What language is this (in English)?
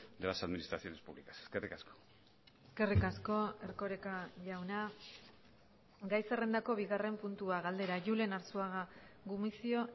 Basque